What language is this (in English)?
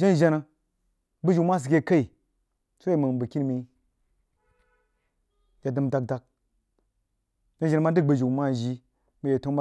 Jiba